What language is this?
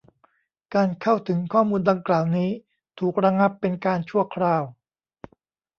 Thai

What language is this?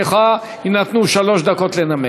Hebrew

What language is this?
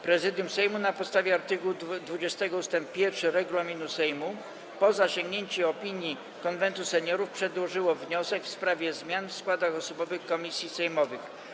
Polish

